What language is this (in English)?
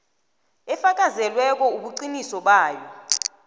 South Ndebele